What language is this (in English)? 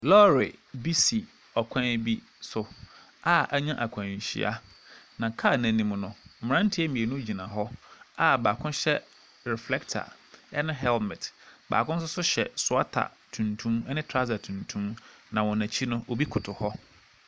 Akan